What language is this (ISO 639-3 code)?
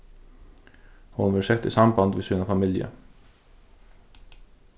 fao